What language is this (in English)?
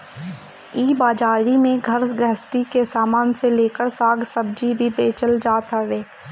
Bhojpuri